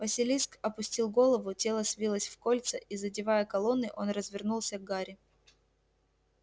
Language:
Russian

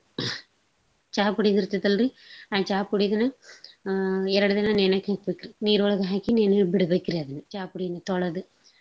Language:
Kannada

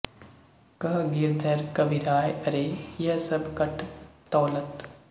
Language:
Punjabi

